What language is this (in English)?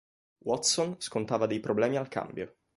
Italian